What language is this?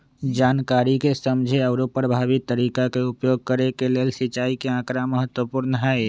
Magahi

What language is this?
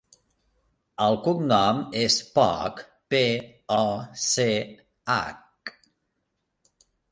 Catalan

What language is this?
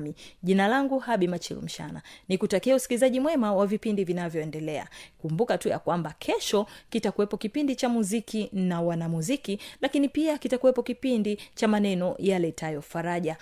Swahili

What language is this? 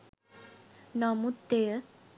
Sinhala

